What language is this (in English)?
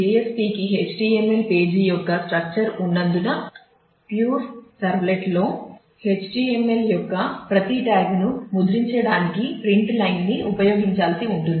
Telugu